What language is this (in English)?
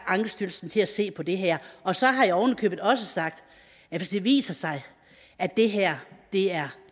Danish